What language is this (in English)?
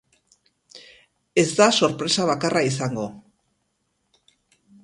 Basque